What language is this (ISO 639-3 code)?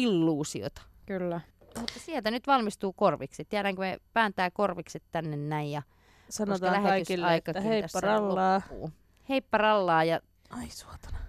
fin